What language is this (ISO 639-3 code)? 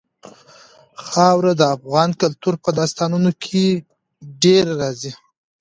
pus